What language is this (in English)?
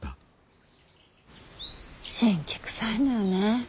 Japanese